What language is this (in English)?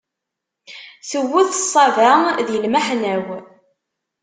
Kabyle